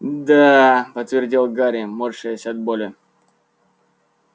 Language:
Russian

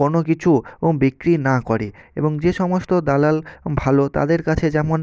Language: Bangla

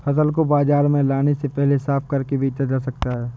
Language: Hindi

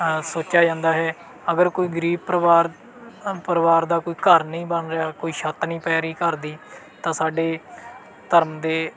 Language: Punjabi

